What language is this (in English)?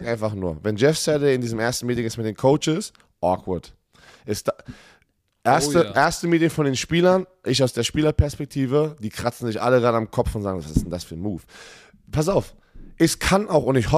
German